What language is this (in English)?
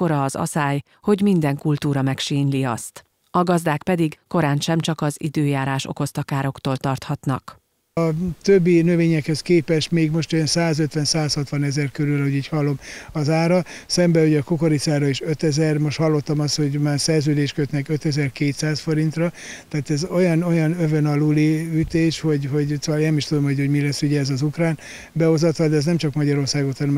Hungarian